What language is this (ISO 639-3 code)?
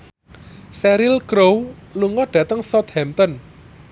jav